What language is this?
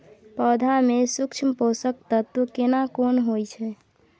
Maithili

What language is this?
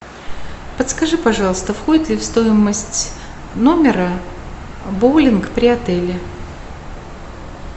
Russian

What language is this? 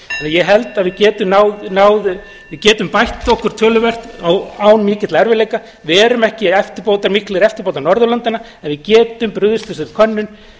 Icelandic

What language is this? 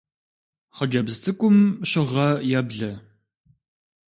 Kabardian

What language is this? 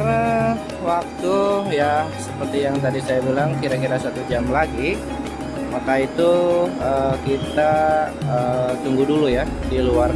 Indonesian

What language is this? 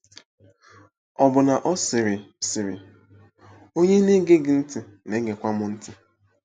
Igbo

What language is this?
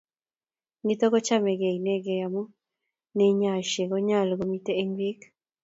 Kalenjin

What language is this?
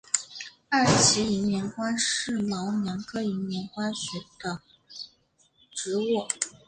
Chinese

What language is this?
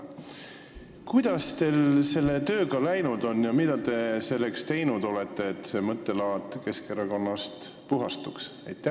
Estonian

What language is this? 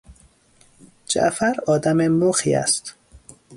Persian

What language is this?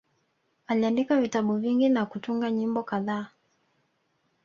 Swahili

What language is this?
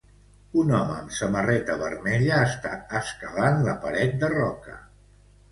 Catalan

